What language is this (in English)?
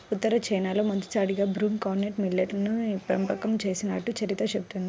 Telugu